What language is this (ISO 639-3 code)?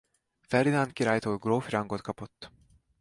hun